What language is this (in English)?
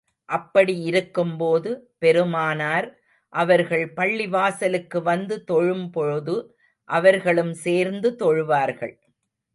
Tamil